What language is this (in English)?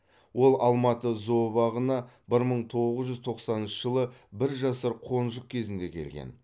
Kazakh